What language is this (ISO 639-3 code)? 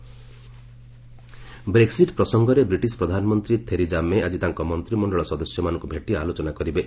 ori